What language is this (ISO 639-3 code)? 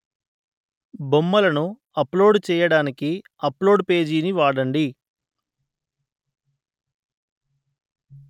tel